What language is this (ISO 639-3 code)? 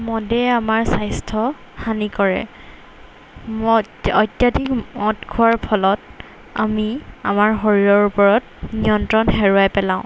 asm